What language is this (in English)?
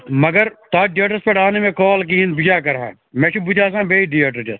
Kashmiri